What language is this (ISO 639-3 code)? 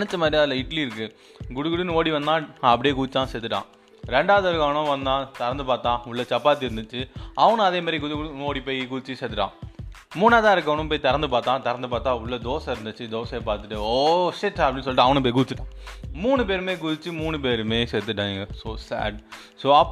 tam